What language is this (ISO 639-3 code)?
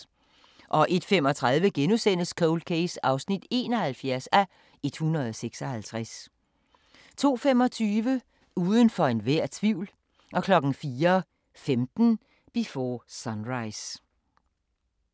dan